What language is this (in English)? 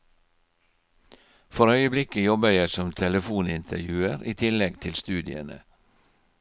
Norwegian